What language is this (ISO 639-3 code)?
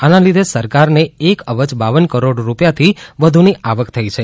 guj